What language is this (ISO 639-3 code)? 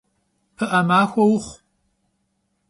kbd